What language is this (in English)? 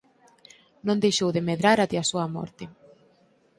Galician